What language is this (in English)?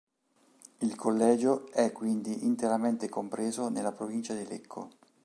Italian